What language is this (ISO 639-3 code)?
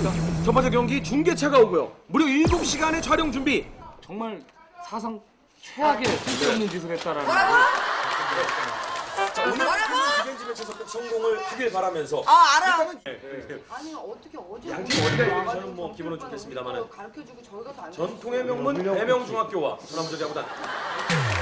kor